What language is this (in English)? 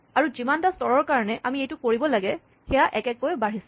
Assamese